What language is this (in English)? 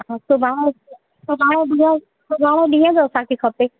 Sindhi